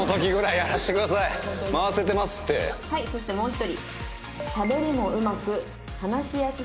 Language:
Japanese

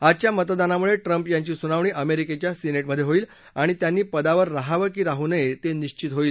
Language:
Marathi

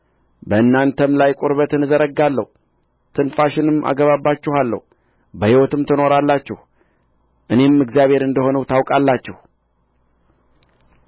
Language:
Amharic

